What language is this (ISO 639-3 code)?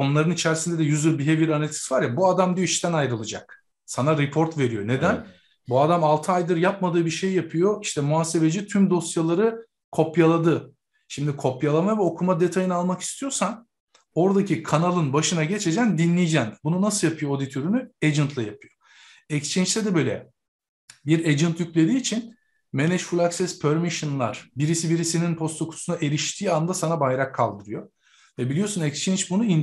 tur